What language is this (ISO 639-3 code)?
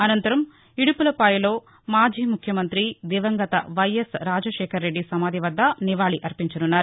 tel